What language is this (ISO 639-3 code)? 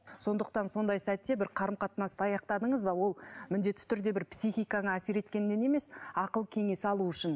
kaz